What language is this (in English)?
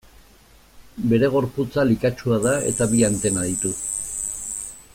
Basque